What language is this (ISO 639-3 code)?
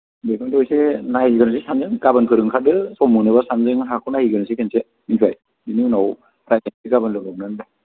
brx